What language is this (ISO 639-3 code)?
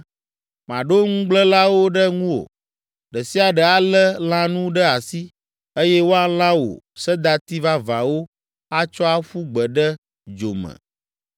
ewe